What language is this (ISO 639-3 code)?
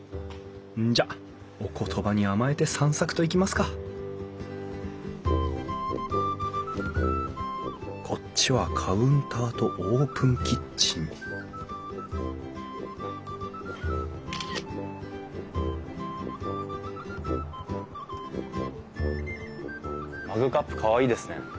jpn